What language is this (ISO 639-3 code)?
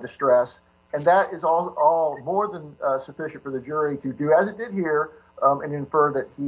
eng